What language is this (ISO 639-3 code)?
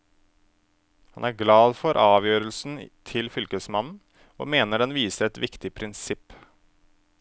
nor